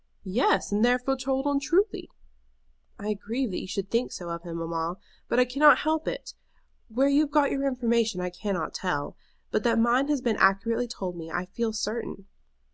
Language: English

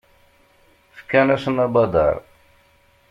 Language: Kabyle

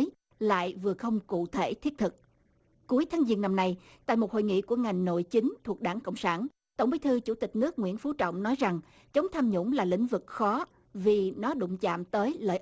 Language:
Vietnamese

